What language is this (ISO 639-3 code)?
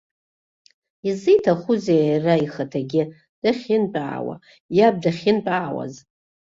abk